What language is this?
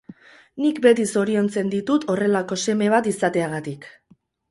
Basque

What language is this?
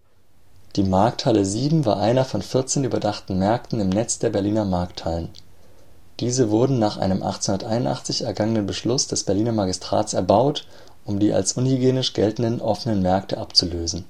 German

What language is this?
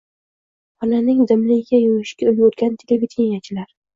Uzbek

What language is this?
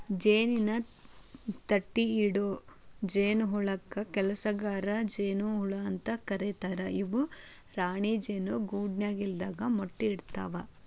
Kannada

